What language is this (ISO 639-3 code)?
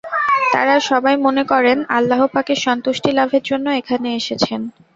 ben